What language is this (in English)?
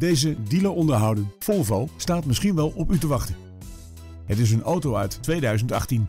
Dutch